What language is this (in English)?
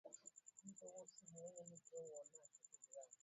Swahili